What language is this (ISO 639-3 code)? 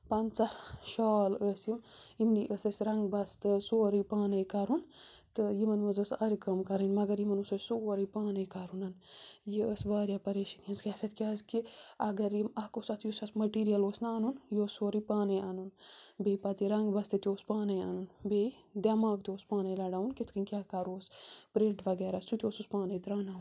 kas